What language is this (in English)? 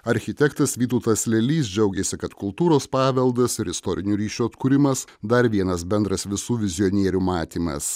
Lithuanian